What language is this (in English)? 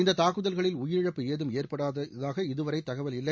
Tamil